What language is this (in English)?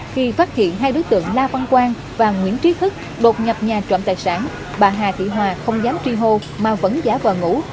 Vietnamese